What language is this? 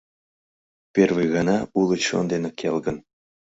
Mari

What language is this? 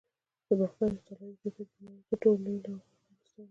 Pashto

